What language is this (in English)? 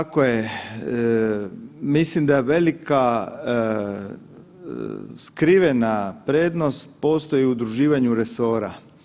Croatian